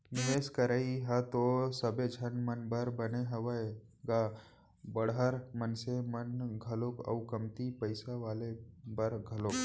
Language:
Chhattisgarhi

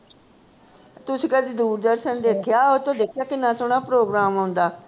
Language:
Punjabi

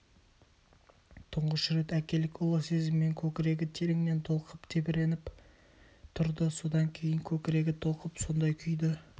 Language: Kazakh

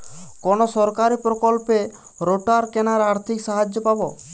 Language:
Bangla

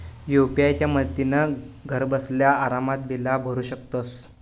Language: Marathi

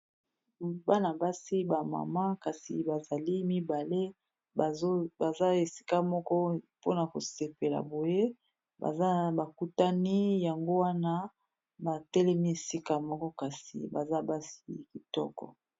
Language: Lingala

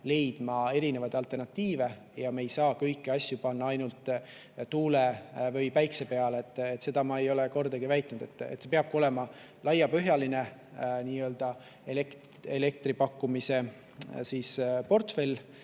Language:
Estonian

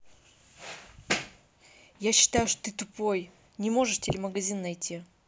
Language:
Russian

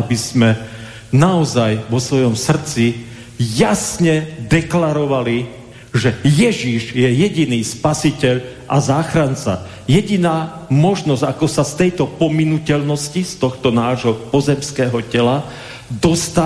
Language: Slovak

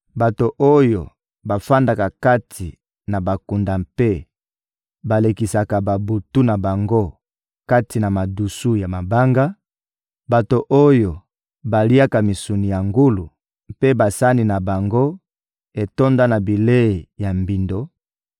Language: Lingala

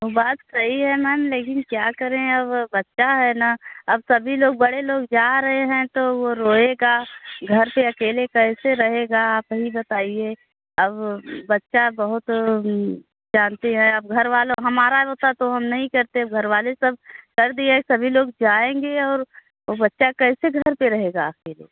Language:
Hindi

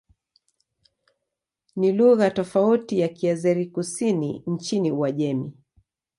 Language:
Swahili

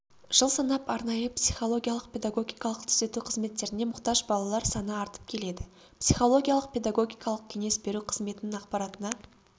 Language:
Kazakh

